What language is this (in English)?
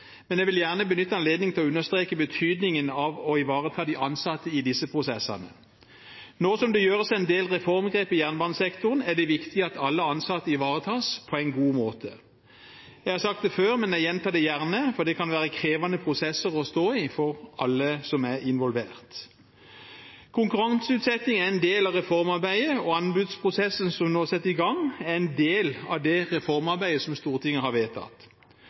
Norwegian Bokmål